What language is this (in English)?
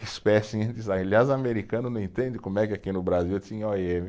Portuguese